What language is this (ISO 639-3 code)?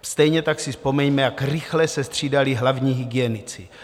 ces